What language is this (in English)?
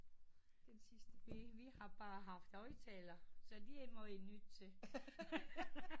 Danish